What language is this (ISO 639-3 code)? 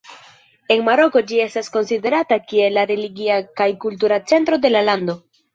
epo